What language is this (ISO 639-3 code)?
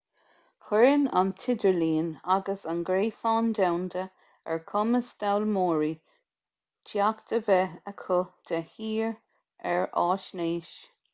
gle